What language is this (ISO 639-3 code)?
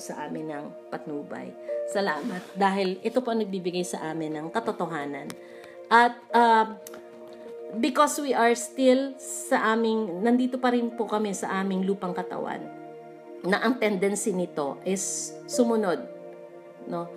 fil